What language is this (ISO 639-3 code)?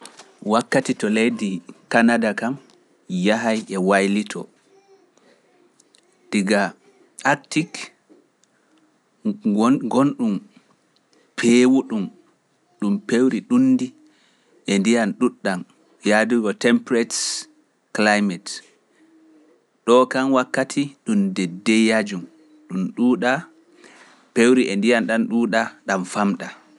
fuf